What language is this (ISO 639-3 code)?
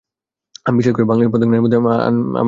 ben